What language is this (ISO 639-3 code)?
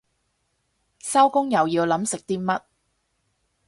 yue